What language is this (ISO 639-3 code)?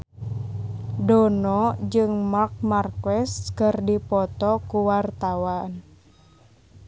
sun